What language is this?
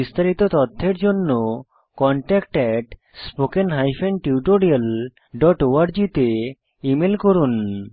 Bangla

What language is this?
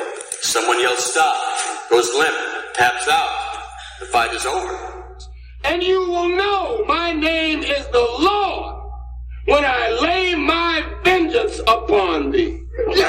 Spanish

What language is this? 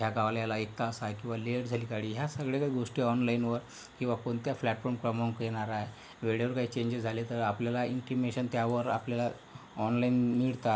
Marathi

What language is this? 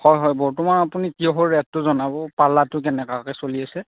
Assamese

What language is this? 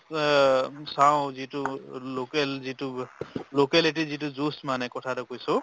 Assamese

